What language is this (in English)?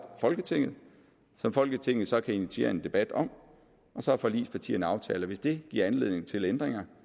Danish